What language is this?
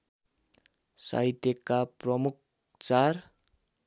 Nepali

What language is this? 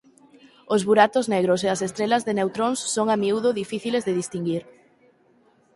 Galician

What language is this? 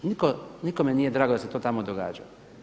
Croatian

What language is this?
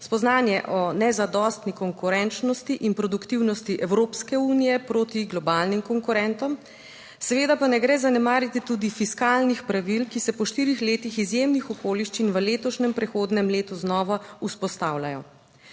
Slovenian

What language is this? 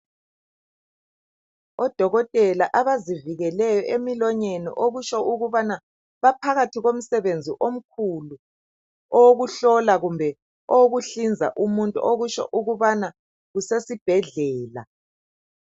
North Ndebele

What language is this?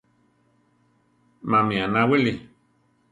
Central Tarahumara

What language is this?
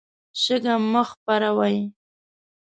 Pashto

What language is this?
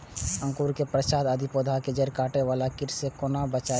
Maithili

